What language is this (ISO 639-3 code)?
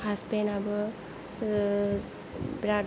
brx